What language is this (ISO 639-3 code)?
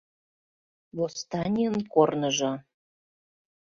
chm